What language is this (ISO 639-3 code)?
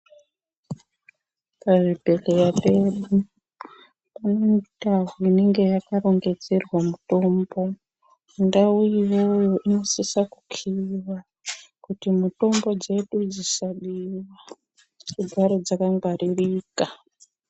ndc